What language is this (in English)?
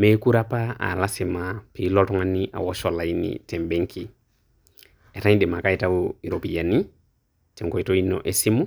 Masai